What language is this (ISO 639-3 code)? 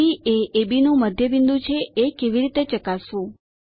guj